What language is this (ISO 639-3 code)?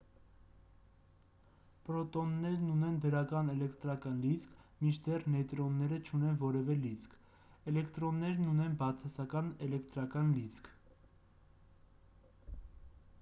hye